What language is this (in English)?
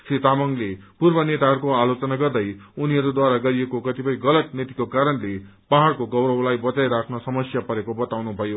Nepali